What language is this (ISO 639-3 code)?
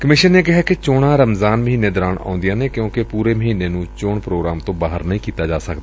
pan